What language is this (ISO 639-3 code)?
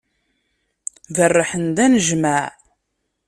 kab